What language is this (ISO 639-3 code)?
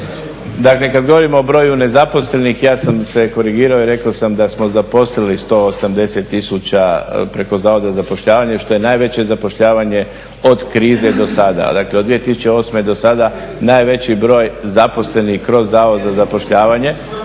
hrv